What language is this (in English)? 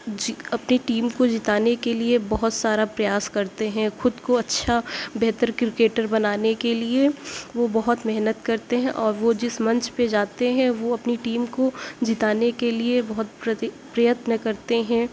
Urdu